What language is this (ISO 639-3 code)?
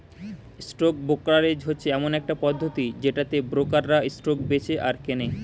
ben